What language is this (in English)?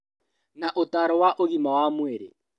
Kikuyu